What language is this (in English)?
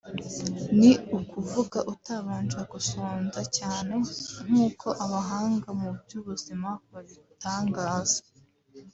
Kinyarwanda